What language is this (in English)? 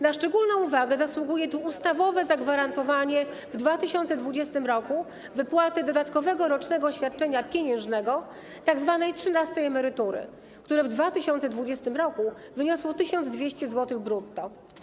Polish